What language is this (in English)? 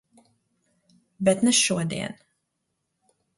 Latvian